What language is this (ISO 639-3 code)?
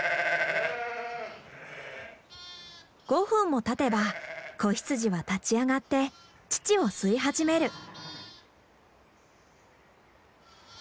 jpn